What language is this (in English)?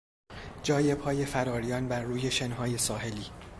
Persian